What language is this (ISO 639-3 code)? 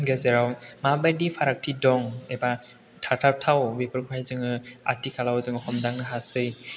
brx